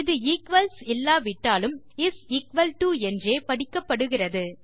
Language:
Tamil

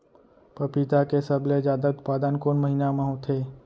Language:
Chhattisgarhi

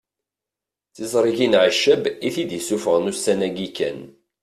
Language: Kabyle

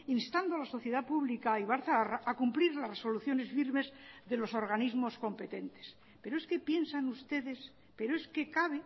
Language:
Spanish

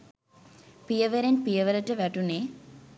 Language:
Sinhala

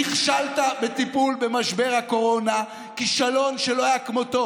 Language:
Hebrew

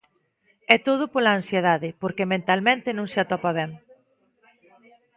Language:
Galician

